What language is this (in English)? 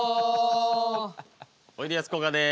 Japanese